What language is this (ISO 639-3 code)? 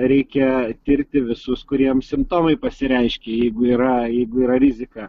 lit